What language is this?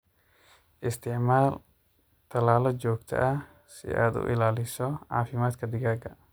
Somali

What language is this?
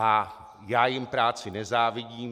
Czech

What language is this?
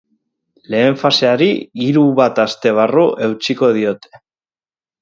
Basque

